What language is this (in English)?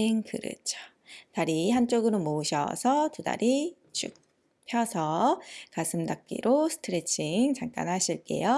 Korean